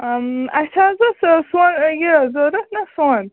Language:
Kashmiri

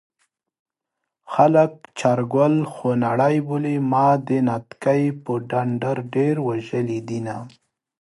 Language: Pashto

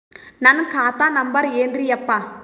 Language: Kannada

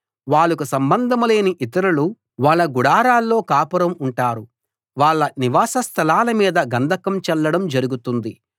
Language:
Telugu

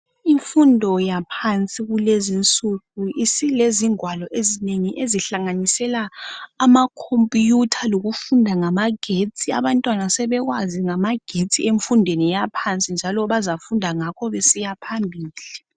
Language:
North Ndebele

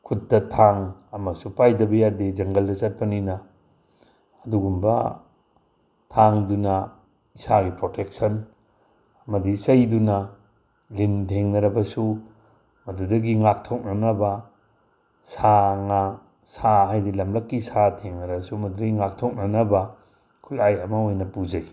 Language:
Manipuri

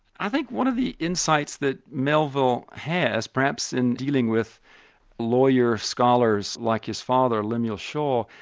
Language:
English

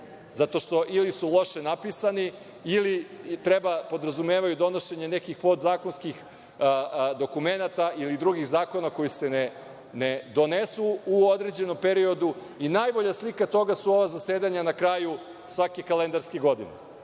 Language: Serbian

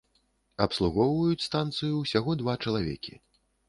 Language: Belarusian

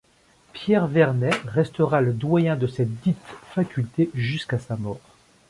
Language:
French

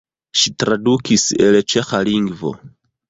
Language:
Esperanto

